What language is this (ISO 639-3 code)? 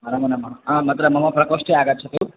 san